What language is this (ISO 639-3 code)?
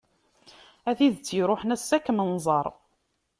kab